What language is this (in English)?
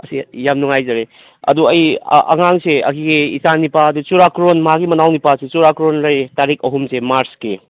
Manipuri